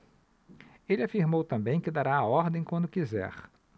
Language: Portuguese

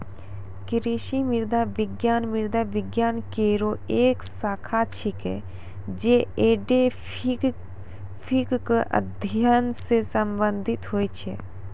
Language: Maithili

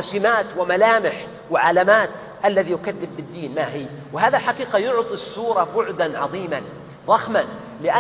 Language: Arabic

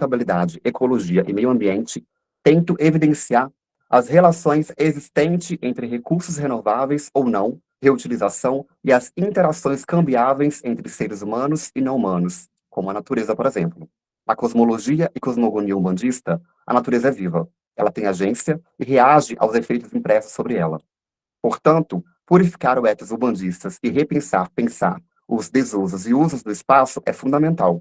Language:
Portuguese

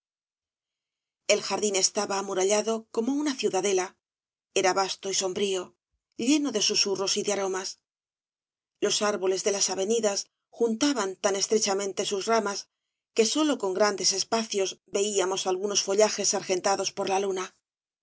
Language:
Spanish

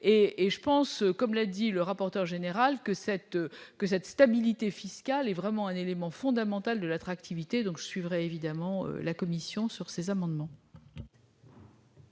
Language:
French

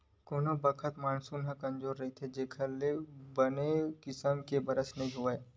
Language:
Chhattisgarhi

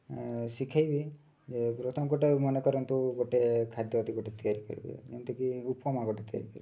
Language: Odia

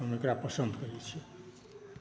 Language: Maithili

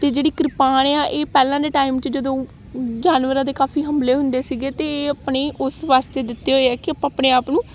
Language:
Punjabi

